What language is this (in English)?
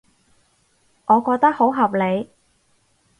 Cantonese